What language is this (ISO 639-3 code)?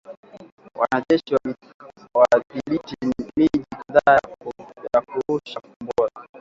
swa